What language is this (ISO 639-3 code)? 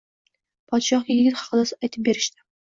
uzb